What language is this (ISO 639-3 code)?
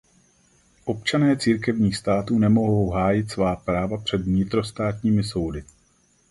ces